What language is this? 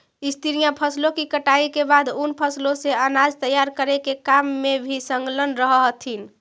Magahi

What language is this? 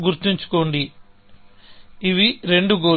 Telugu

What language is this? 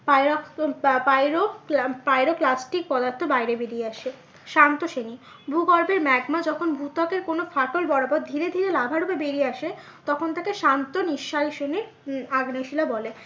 Bangla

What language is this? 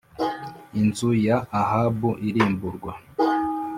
Kinyarwanda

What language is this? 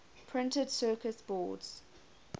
English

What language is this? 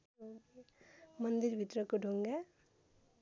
Nepali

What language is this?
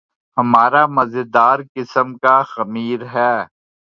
Urdu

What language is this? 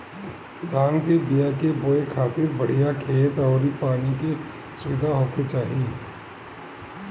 Bhojpuri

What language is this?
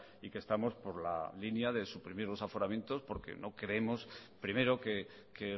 Spanish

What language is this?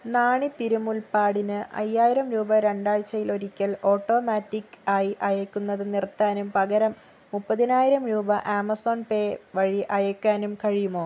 Malayalam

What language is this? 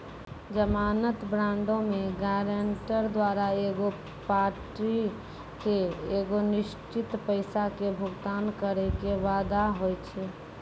Maithili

